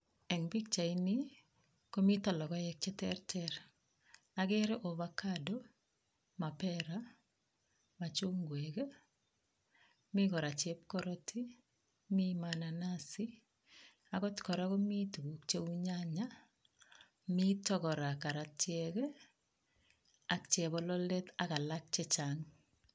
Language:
Kalenjin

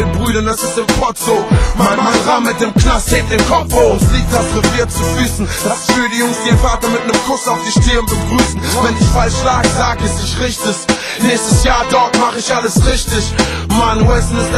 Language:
Vietnamese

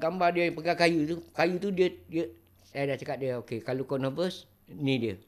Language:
Malay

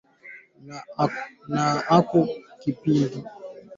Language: Swahili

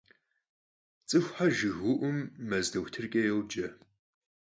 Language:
Kabardian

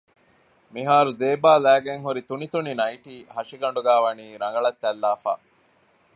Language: Divehi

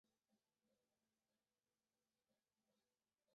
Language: Chinese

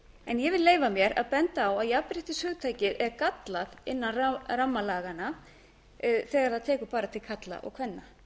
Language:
Icelandic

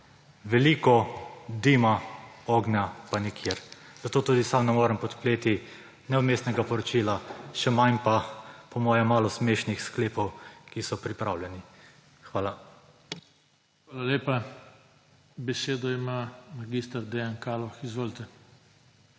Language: Slovenian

